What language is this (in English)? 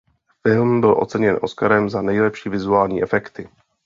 Czech